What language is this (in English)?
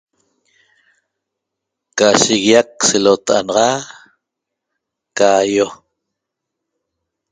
Toba